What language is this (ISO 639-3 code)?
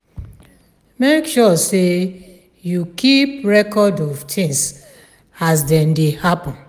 pcm